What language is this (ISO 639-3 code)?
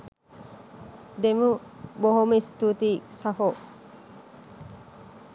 sin